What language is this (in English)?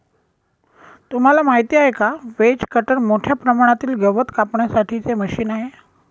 Marathi